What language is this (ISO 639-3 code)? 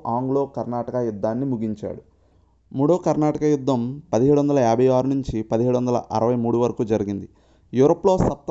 tel